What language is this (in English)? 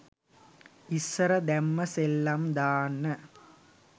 Sinhala